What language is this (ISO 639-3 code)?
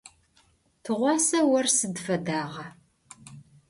ady